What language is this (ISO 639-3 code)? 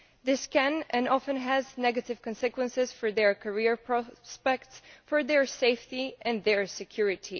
eng